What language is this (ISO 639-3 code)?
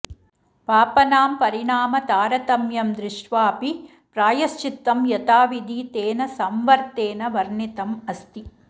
san